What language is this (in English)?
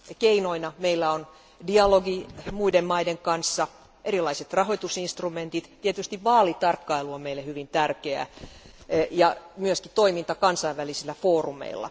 Finnish